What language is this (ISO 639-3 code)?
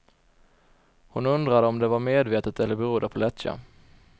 swe